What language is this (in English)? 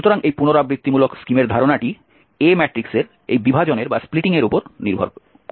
Bangla